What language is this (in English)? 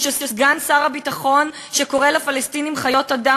Hebrew